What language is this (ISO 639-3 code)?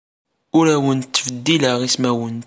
kab